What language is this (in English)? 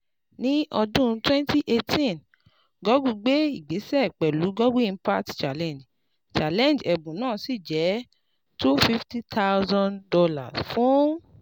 Yoruba